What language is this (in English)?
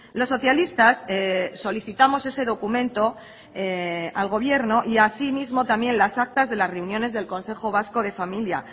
Spanish